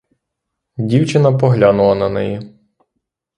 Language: Ukrainian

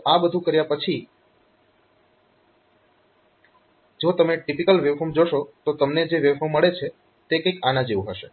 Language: Gujarati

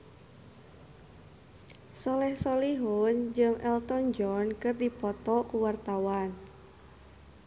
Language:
Sundanese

